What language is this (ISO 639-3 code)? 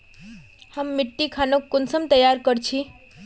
mag